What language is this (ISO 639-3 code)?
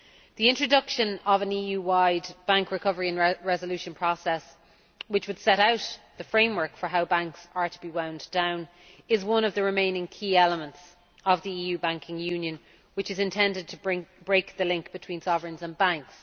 eng